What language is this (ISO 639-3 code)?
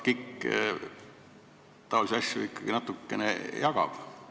est